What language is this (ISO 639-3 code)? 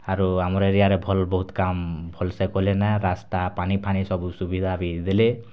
ori